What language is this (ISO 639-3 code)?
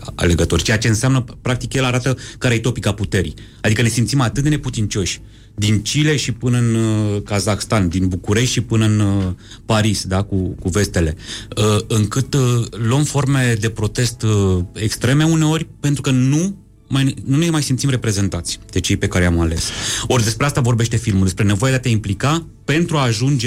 ron